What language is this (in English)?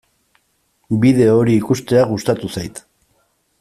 Basque